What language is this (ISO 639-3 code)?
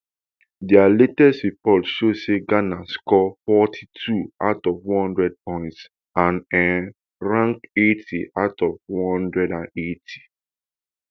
pcm